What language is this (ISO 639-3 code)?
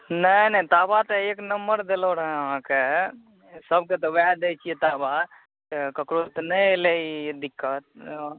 mai